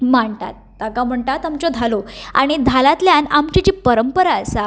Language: Konkani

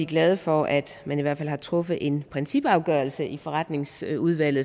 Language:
Danish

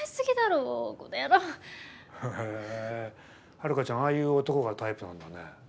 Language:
Japanese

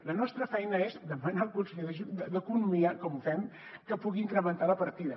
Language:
Catalan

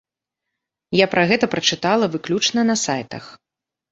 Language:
Belarusian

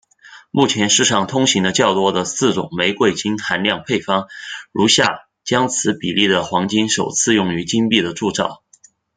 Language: Chinese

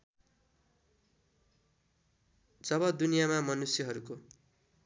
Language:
Nepali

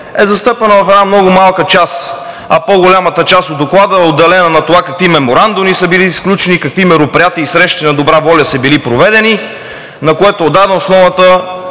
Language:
Bulgarian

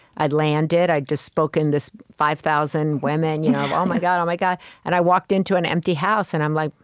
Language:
English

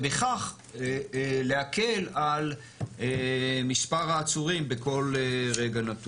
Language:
Hebrew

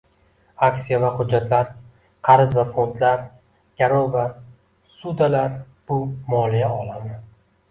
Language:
Uzbek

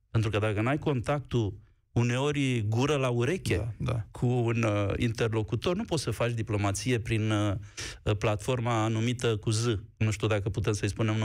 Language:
Romanian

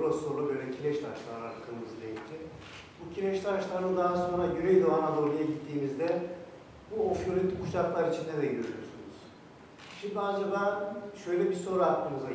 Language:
Turkish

